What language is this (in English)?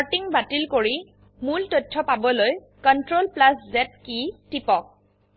Assamese